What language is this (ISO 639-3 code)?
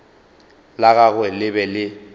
nso